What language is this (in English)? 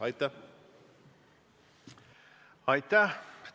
Estonian